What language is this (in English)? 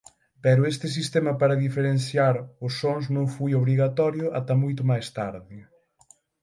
Galician